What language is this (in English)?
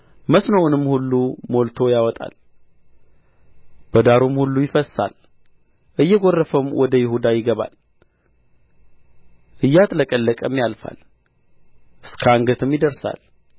Amharic